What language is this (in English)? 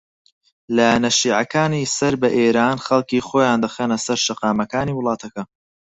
Central Kurdish